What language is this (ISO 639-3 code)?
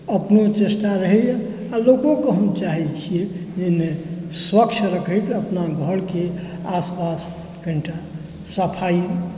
mai